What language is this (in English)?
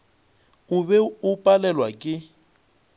Northern Sotho